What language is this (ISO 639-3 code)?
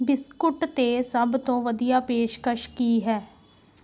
pan